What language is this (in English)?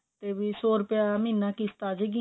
Punjabi